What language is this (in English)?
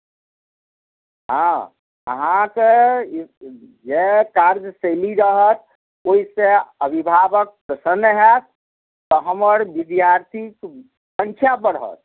Maithili